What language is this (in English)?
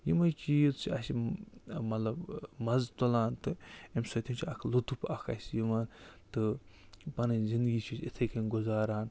Kashmiri